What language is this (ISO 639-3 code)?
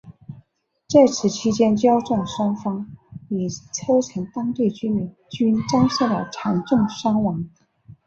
zho